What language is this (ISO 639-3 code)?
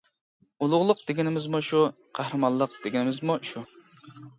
uig